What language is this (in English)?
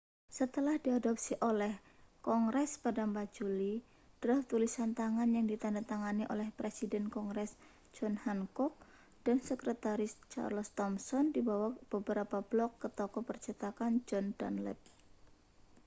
Indonesian